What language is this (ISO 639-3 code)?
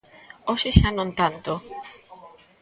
glg